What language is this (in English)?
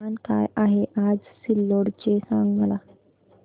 Marathi